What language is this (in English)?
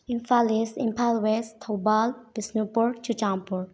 Manipuri